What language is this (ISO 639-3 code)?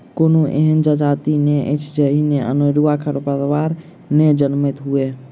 mai